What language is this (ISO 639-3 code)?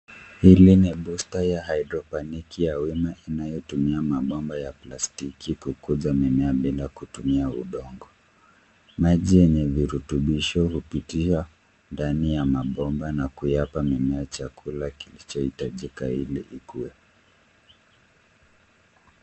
swa